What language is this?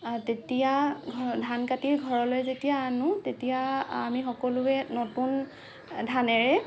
Assamese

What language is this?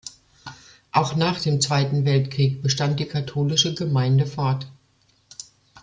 German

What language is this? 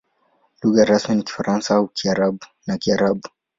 Swahili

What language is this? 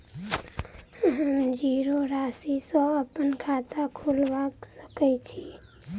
Maithili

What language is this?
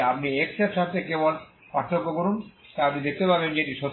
Bangla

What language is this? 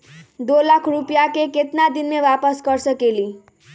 Magahi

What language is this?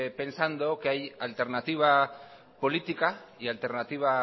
Spanish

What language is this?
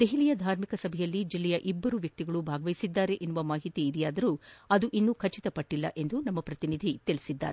Kannada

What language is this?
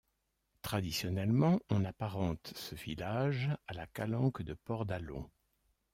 French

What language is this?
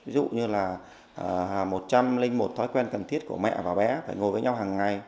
Vietnamese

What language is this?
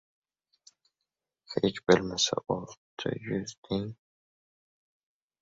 Uzbek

